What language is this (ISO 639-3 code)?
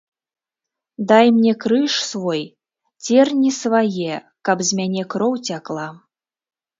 bel